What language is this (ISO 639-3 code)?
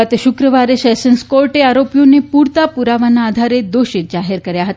guj